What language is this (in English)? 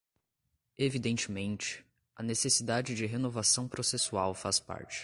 Portuguese